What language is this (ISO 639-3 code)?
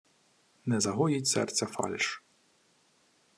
ukr